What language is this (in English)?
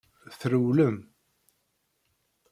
Kabyle